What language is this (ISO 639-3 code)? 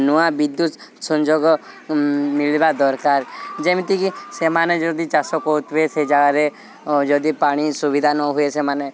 ori